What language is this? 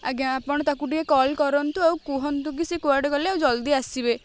Odia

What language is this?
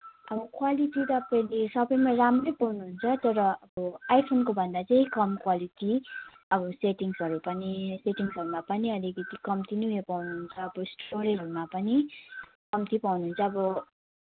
Nepali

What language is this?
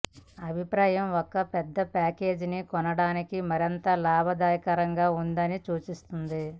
Telugu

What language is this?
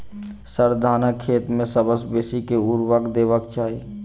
Maithili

